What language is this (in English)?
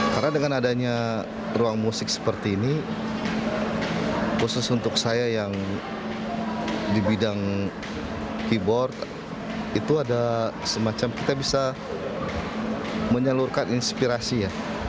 Indonesian